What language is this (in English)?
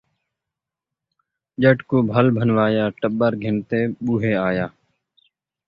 Saraiki